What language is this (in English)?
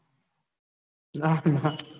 Gujarati